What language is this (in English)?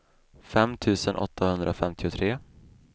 Swedish